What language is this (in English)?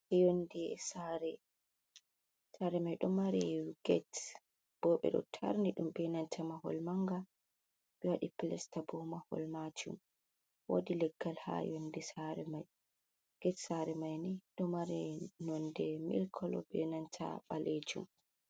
Fula